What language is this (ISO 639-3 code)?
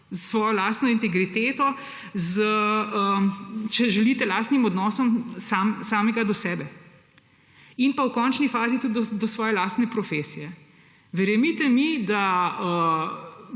slv